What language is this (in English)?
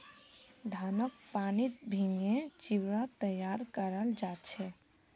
Magahi